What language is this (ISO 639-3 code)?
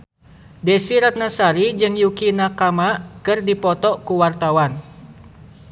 sun